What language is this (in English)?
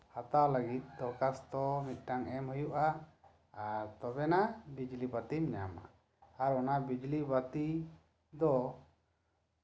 Santali